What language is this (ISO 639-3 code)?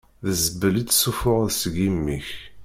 kab